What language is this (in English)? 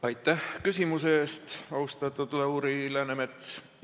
Estonian